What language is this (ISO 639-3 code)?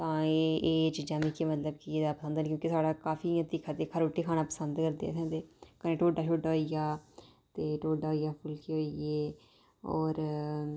doi